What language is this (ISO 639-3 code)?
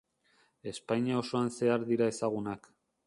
eus